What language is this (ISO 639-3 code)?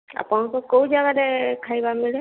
ori